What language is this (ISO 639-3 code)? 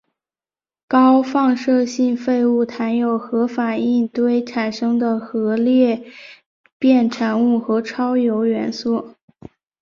zho